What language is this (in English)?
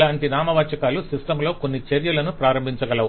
Telugu